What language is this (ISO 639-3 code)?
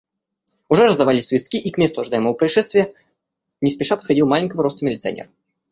rus